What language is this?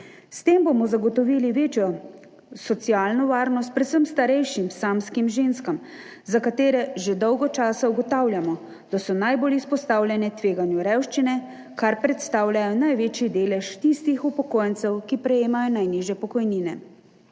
Slovenian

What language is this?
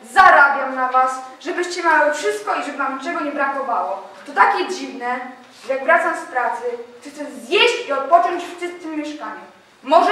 Polish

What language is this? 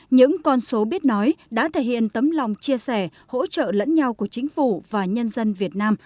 Vietnamese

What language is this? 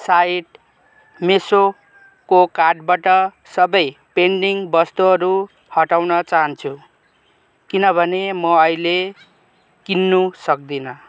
Nepali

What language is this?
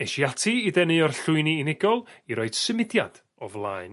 Welsh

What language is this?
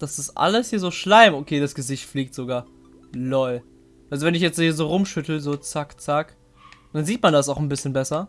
German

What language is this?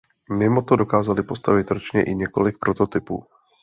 Czech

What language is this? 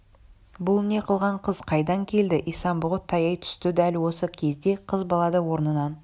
Kazakh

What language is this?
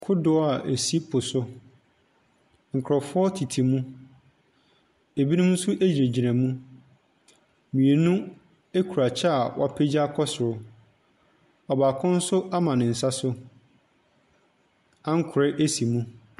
Akan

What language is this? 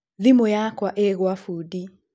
Kikuyu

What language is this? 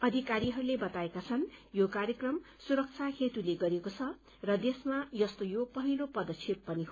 Nepali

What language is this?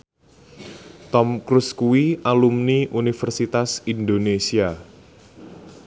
Javanese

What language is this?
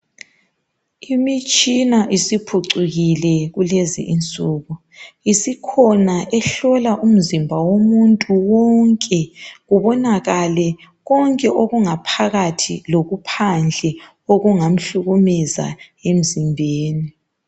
North Ndebele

